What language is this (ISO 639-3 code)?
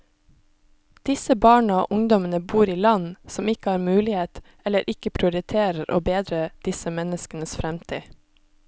nor